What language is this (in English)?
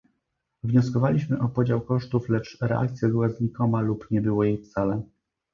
Polish